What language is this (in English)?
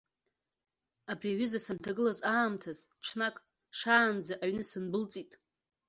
Abkhazian